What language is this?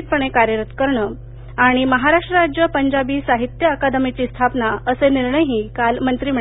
Marathi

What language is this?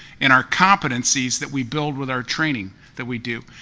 English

